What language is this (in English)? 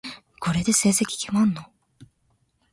Japanese